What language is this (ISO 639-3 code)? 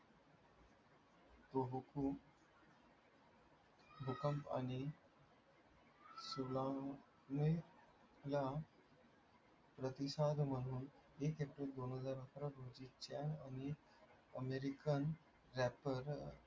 mar